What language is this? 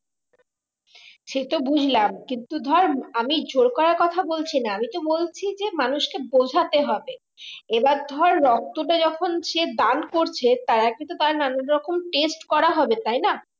Bangla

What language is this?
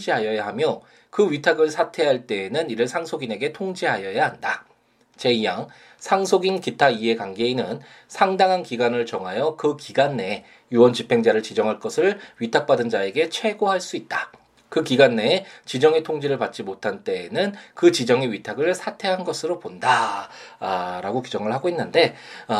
Korean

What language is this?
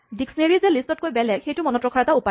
Assamese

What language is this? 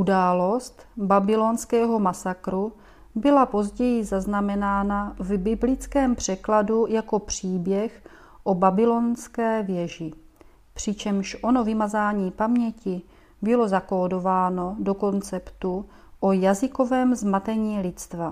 Czech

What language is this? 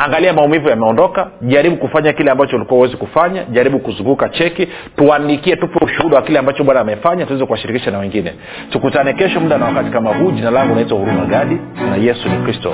Swahili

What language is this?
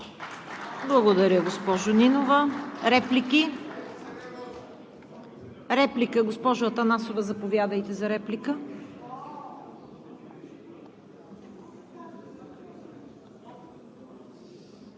Bulgarian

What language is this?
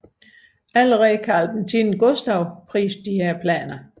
Danish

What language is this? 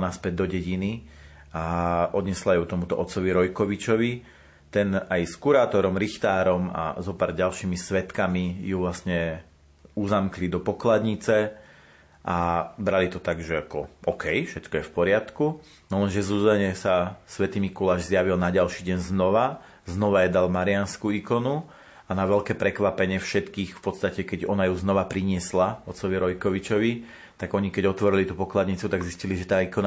Slovak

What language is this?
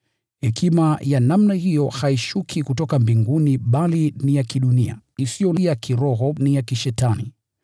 Swahili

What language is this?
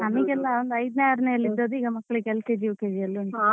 Kannada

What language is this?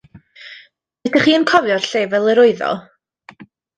Welsh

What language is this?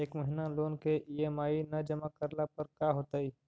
Magahi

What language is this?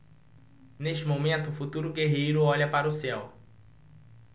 Portuguese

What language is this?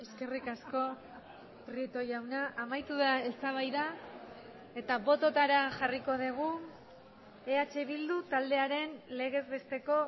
Basque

